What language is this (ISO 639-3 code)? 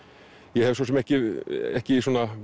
isl